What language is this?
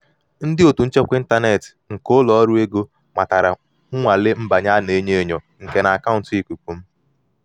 Igbo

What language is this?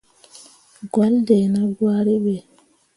Mundang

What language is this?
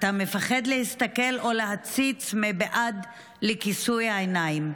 Hebrew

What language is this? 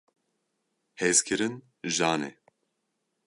Kurdish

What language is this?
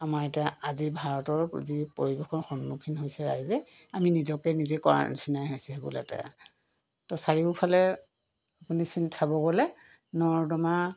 Assamese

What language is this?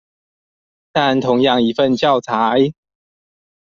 Chinese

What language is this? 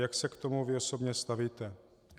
Czech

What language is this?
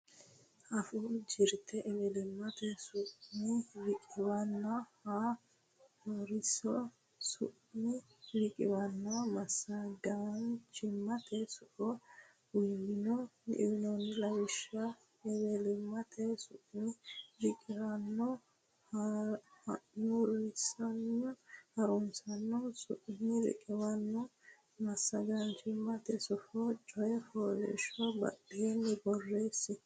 Sidamo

